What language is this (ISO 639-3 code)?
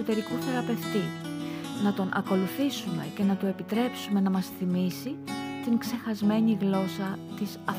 ell